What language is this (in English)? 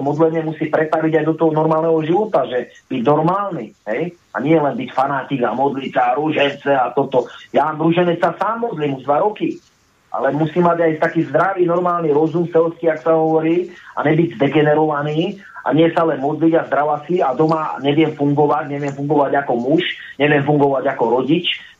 Slovak